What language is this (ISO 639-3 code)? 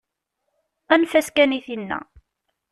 kab